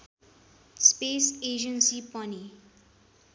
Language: Nepali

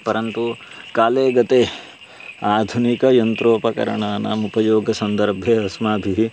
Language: Sanskrit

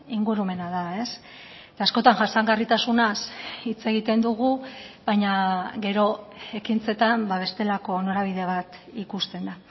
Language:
Basque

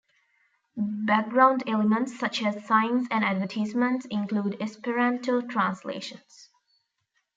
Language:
English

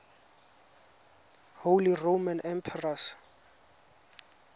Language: Tswana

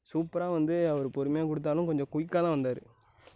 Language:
Tamil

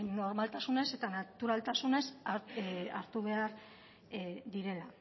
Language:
Basque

